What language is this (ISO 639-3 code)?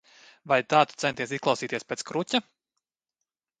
lav